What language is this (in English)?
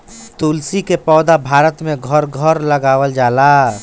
Bhojpuri